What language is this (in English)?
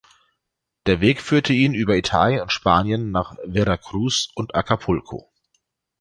German